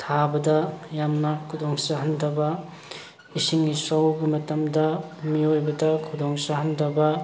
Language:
Manipuri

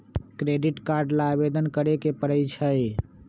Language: Magahi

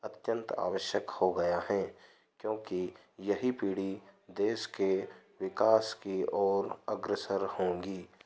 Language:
Hindi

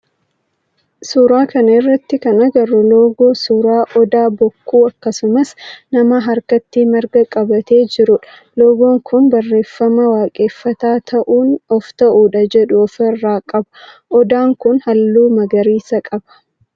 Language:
Oromo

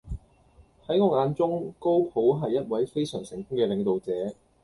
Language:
Cantonese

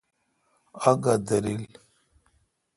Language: Kalkoti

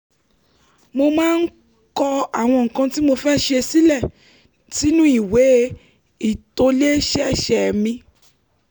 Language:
Yoruba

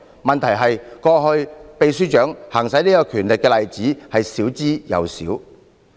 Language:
Cantonese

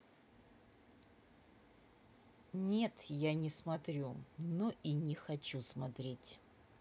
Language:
Russian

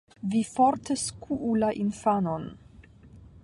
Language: Esperanto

